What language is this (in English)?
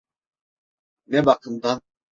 Turkish